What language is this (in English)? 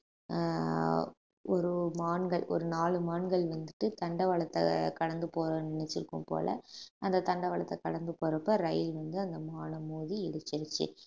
Tamil